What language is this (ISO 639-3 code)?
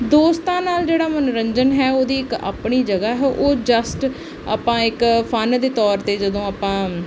pan